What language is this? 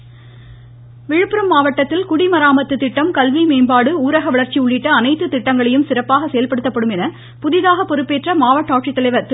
Tamil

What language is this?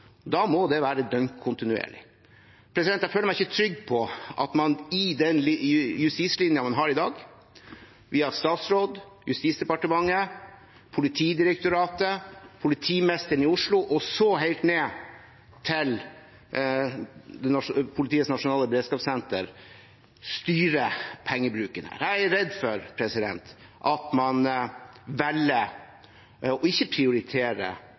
Norwegian Bokmål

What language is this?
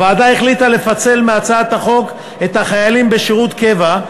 Hebrew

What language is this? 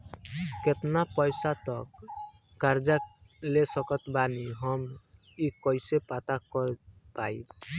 Bhojpuri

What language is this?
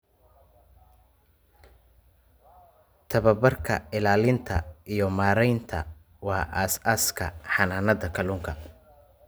Somali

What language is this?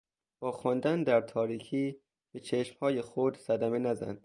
Persian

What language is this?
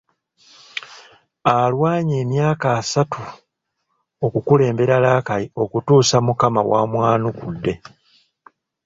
Ganda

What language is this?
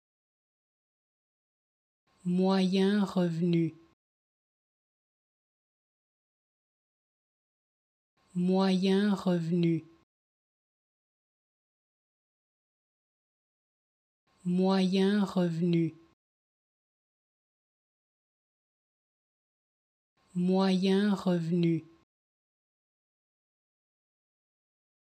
French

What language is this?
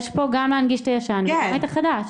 Hebrew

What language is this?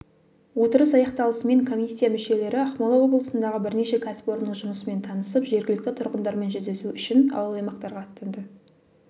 Kazakh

